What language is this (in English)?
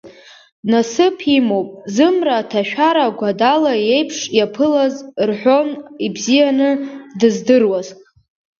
Abkhazian